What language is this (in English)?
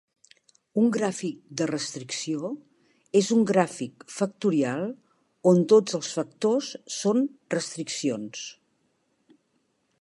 Catalan